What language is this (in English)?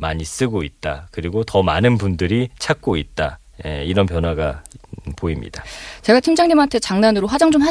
Korean